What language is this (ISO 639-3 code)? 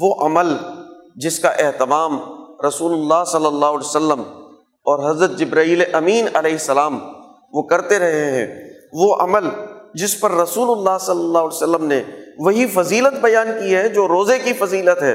urd